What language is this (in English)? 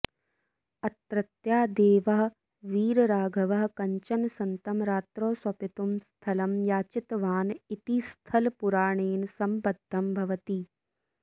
Sanskrit